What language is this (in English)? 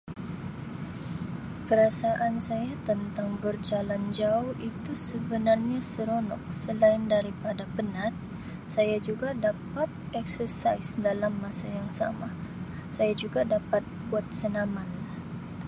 Sabah Malay